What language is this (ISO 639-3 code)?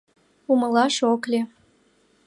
chm